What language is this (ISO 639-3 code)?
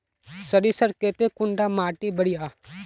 mag